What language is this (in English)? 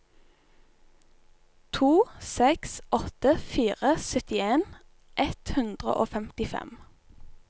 Norwegian